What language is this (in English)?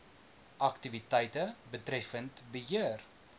Afrikaans